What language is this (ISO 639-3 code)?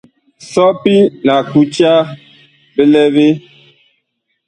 bkh